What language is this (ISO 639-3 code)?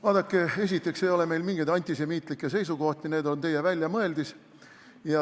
est